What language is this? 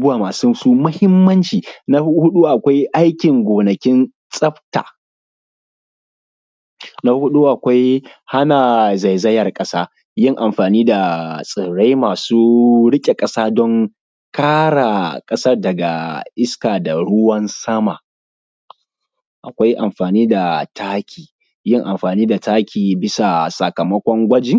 Hausa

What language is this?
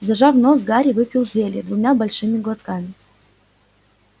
Russian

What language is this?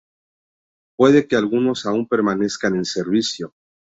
Spanish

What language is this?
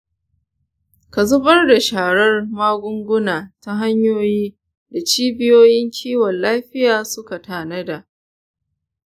Hausa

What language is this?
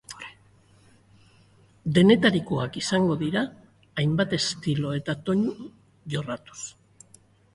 Basque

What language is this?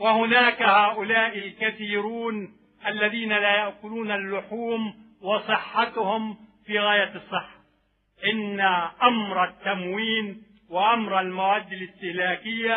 Arabic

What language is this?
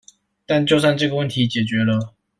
Chinese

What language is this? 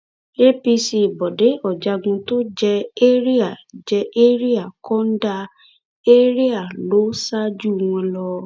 Yoruba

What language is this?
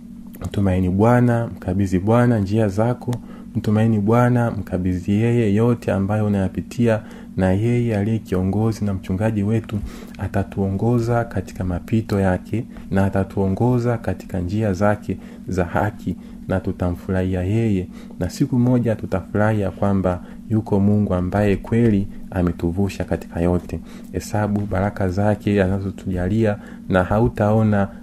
Swahili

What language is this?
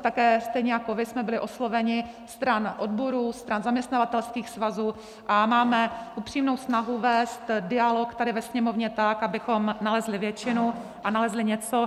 Czech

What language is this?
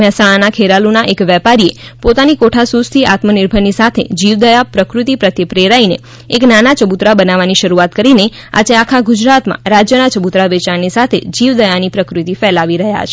Gujarati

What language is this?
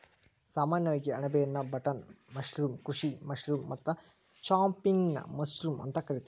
Kannada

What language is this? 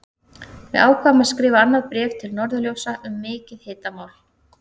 Icelandic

